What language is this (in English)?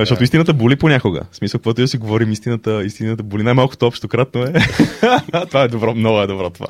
Bulgarian